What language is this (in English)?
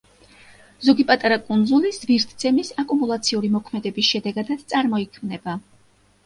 Georgian